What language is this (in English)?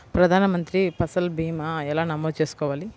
Telugu